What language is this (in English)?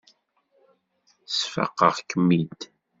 Kabyle